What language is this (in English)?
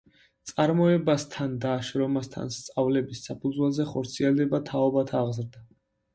Georgian